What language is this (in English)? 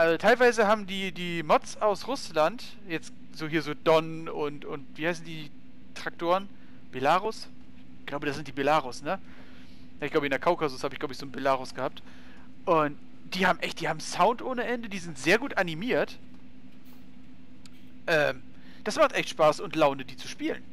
German